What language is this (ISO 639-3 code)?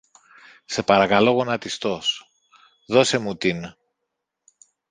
ell